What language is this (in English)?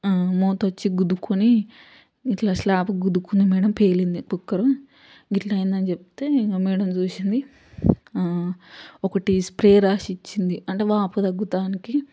Telugu